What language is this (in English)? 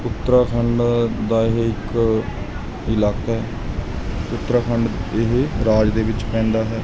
Punjabi